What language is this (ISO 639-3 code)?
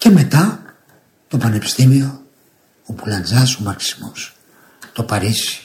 ell